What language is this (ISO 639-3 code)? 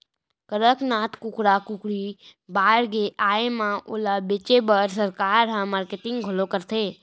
hne